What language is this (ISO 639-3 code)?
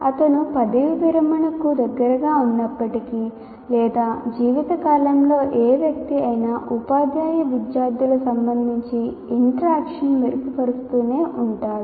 tel